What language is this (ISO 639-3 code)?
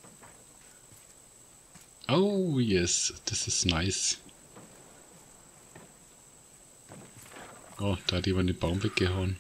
deu